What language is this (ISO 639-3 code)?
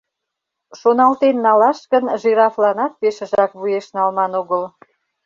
chm